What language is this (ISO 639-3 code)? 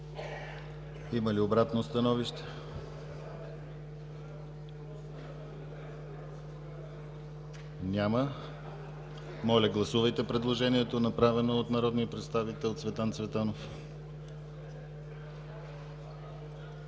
bul